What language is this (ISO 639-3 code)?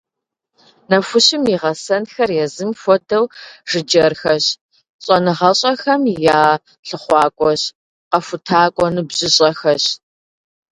kbd